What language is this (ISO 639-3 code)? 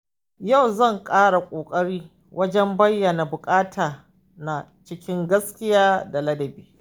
hau